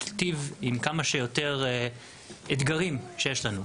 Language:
Hebrew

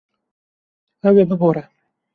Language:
Kurdish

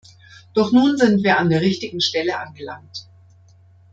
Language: German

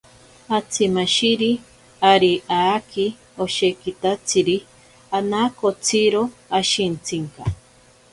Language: Ashéninka Perené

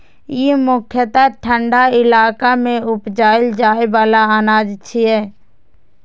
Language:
Maithili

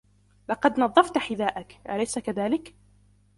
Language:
Arabic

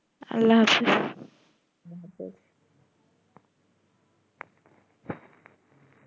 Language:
Bangla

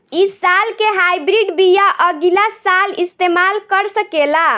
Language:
Bhojpuri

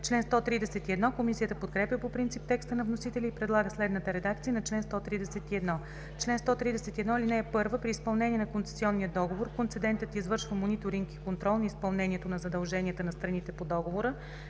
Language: Bulgarian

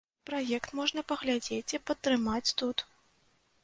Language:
Belarusian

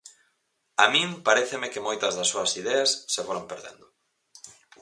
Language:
Galician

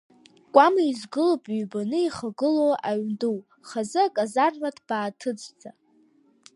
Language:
Abkhazian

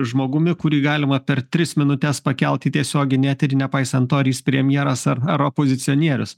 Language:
Lithuanian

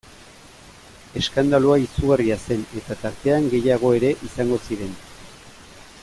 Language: Basque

